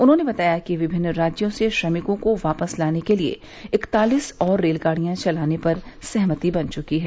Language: Hindi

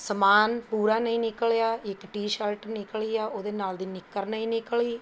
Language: Punjabi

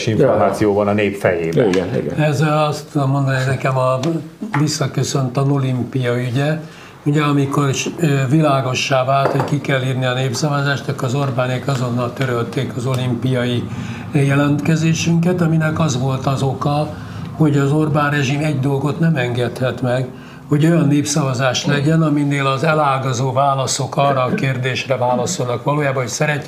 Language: Hungarian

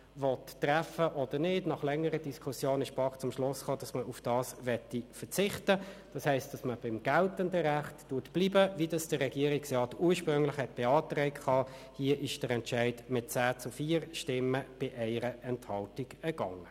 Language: Swiss German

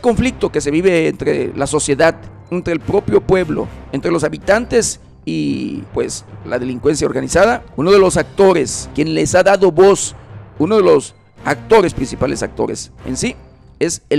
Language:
Spanish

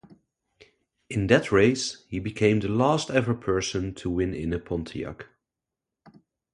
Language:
English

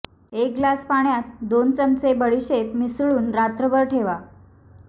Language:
Marathi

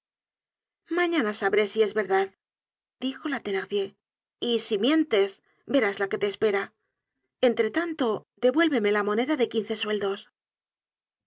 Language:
Spanish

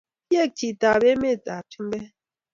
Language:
Kalenjin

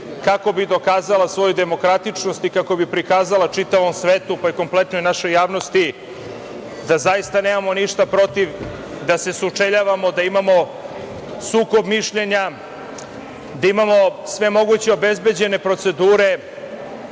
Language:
Serbian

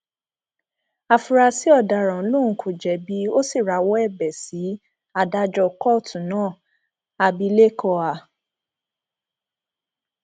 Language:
Yoruba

